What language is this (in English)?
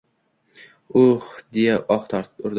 Uzbek